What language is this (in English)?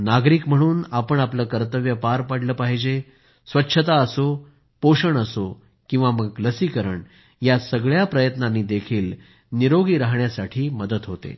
Marathi